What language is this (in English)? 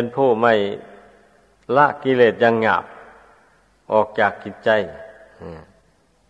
Thai